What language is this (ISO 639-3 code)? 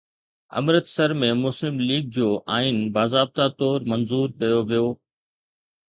snd